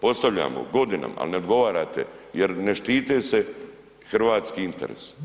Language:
Croatian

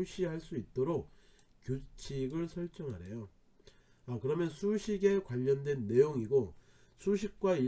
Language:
Korean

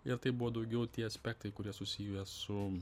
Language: Lithuanian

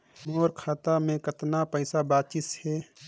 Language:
Chhattisgarhi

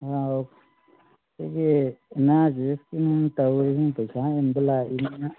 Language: Manipuri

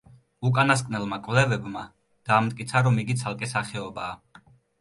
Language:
Georgian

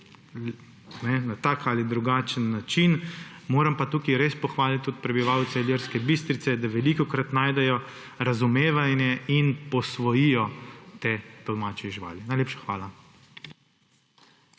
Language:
Slovenian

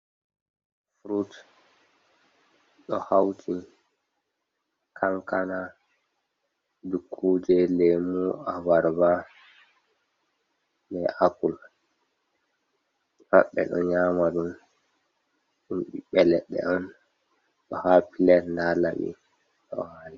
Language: Fula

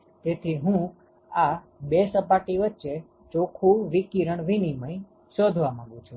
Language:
Gujarati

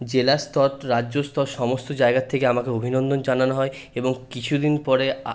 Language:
Bangla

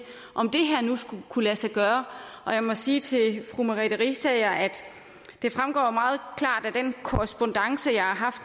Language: Danish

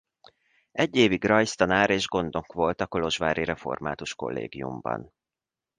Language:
Hungarian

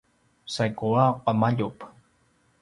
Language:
Paiwan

